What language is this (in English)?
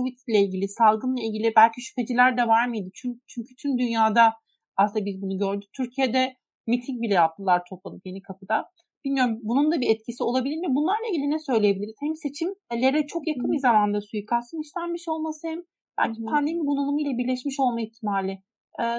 Turkish